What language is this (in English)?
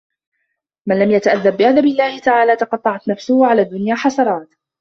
Arabic